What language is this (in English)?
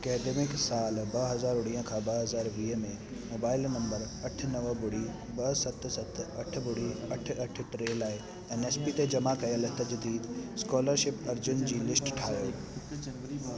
Sindhi